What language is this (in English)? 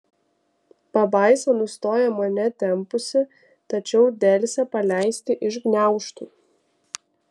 Lithuanian